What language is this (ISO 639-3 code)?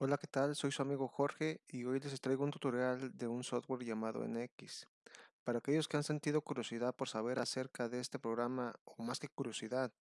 spa